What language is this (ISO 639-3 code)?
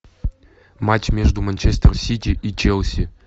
rus